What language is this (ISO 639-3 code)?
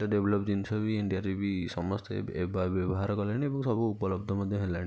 ori